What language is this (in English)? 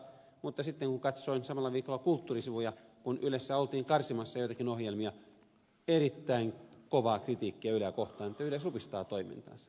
Finnish